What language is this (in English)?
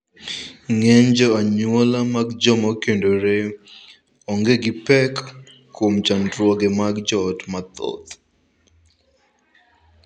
Luo (Kenya and Tanzania)